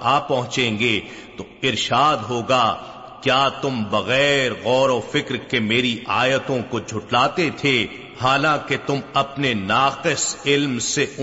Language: Urdu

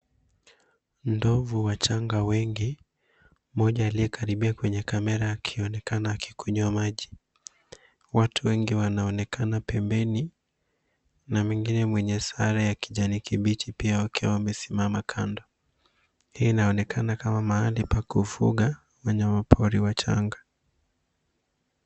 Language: Swahili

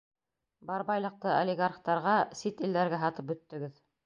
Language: Bashkir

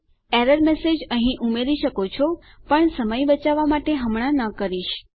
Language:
Gujarati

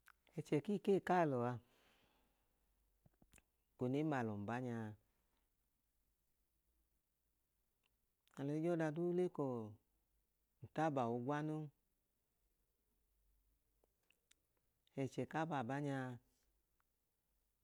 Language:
Idoma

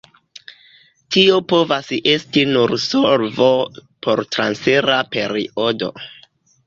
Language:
Esperanto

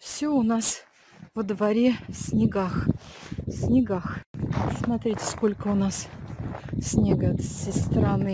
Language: Russian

